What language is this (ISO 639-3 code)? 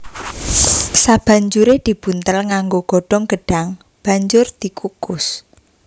jav